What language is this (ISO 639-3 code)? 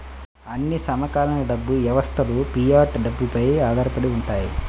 tel